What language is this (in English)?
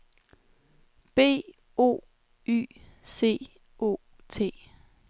Danish